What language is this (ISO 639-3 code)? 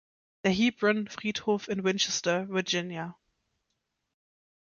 deu